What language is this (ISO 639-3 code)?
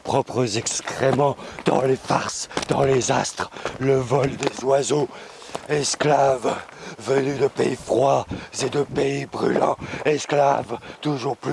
fra